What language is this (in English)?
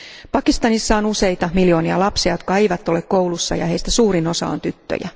Finnish